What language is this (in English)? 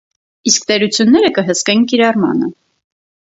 Armenian